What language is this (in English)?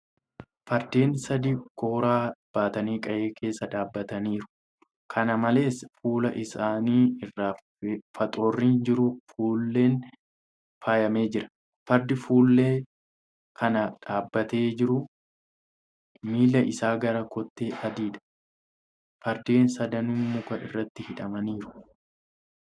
Oromo